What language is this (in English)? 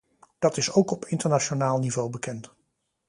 Dutch